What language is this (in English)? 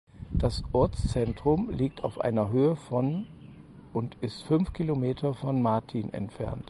German